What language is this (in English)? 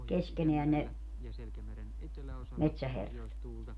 Finnish